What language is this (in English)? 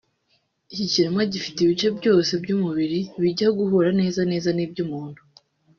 Kinyarwanda